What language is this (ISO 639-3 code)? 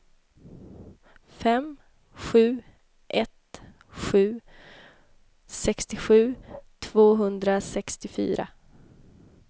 swe